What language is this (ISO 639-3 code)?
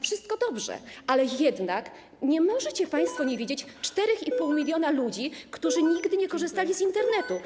pol